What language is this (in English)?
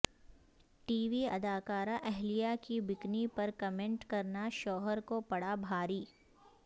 Urdu